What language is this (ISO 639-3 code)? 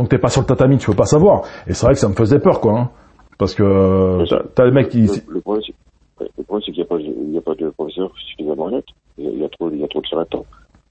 fra